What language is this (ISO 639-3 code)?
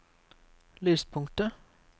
nor